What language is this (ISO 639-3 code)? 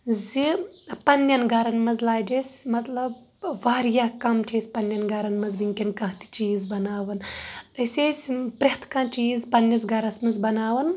kas